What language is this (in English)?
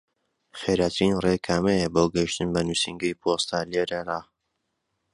Central Kurdish